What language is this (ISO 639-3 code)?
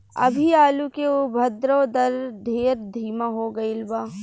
bho